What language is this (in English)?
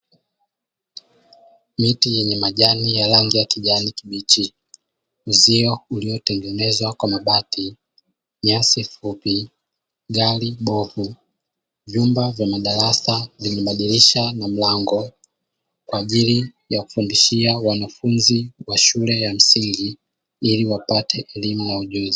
Swahili